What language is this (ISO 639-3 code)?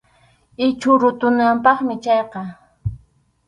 qxu